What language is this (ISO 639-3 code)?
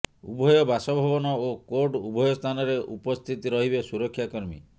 ori